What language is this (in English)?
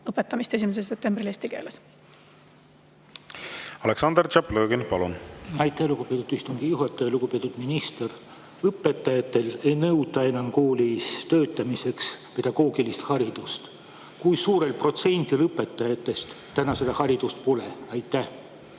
Estonian